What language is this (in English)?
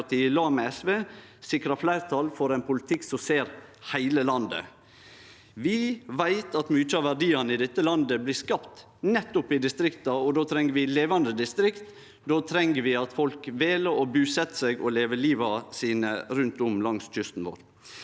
Norwegian